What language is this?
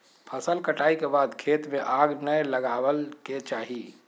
Magahi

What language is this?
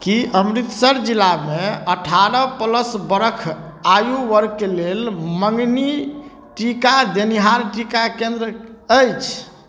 Maithili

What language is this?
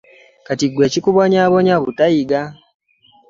Ganda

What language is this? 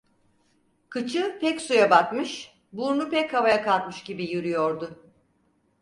Turkish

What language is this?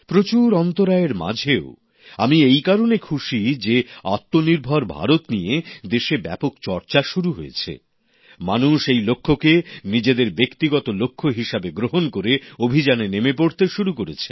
Bangla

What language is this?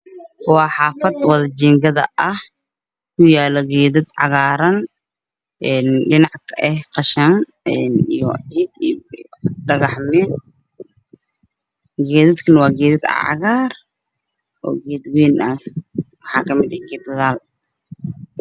Somali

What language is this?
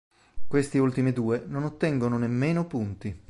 Italian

